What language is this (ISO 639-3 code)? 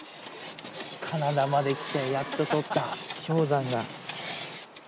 jpn